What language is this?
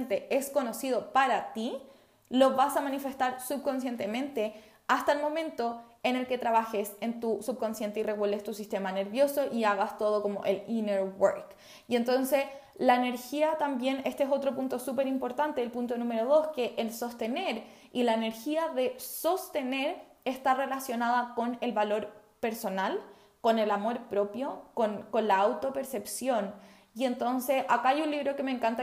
Spanish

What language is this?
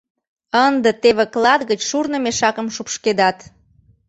Mari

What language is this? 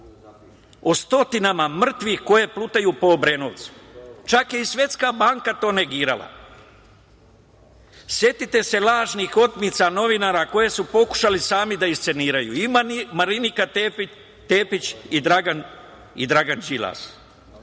Serbian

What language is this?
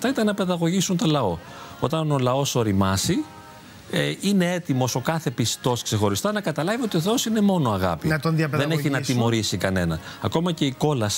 Greek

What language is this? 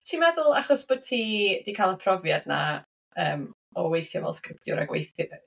Welsh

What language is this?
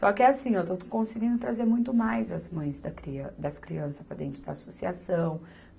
Portuguese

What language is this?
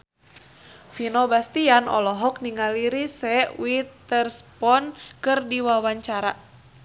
Sundanese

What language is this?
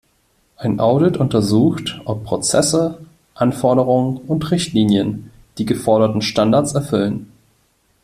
German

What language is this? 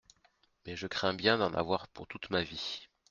French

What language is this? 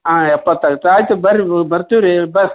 Kannada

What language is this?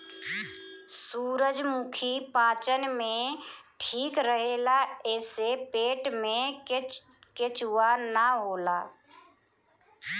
Bhojpuri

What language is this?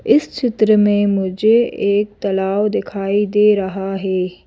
Hindi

